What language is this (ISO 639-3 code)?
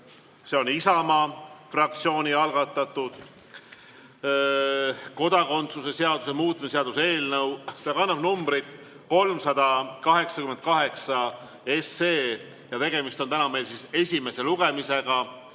est